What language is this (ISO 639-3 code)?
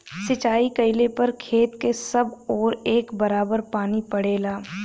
bho